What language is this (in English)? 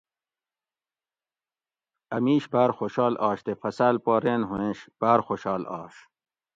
Gawri